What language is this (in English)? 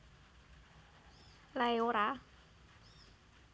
Javanese